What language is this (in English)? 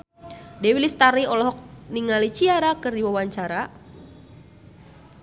Sundanese